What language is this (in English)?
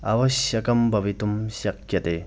Sanskrit